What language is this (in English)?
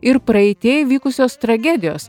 Lithuanian